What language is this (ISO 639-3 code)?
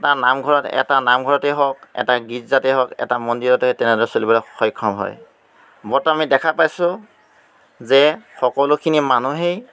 asm